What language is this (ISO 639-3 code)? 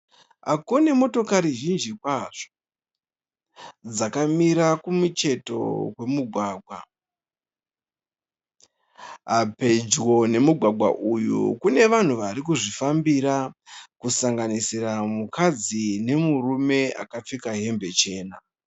sna